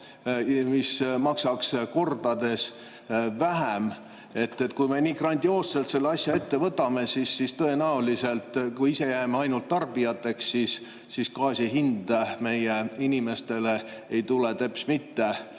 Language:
Estonian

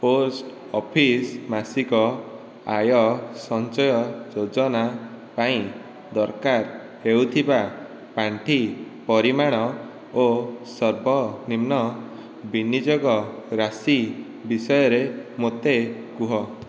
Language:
Odia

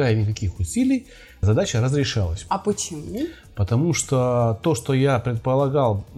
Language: Russian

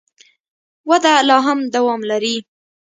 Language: Pashto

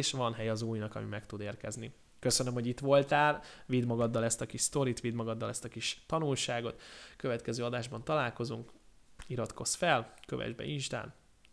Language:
Hungarian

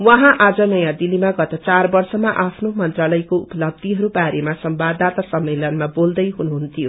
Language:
Nepali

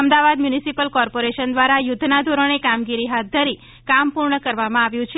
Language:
Gujarati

